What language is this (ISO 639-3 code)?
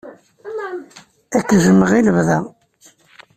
kab